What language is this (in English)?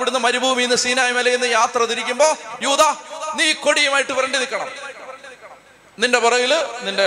Malayalam